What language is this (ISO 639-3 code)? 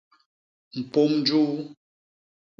bas